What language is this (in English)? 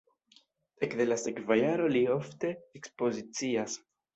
Esperanto